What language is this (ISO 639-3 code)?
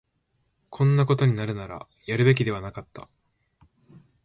jpn